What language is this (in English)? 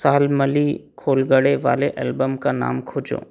Hindi